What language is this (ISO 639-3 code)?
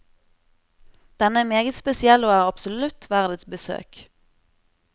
nor